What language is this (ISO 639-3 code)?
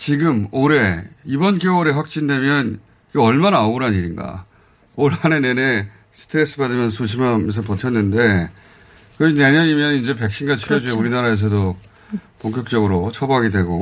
kor